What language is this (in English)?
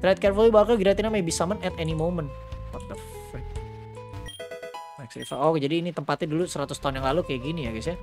Indonesian